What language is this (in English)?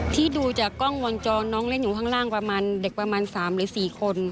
Thai